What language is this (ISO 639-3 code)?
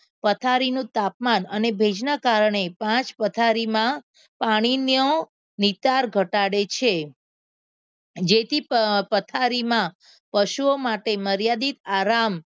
guj